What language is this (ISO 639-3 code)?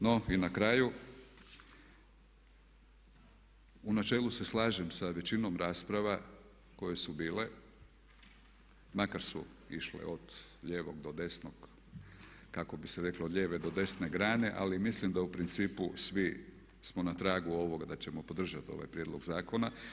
hrv